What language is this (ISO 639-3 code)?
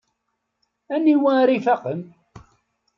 kab